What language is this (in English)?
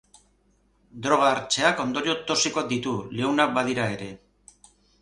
Basque